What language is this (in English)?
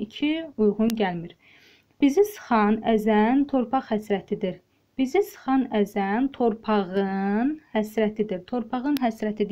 Turkish